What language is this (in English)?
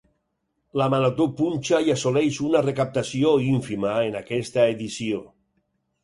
Catalan